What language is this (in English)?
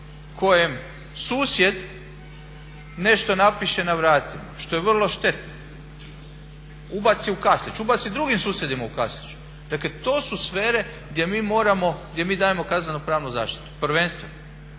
Croatian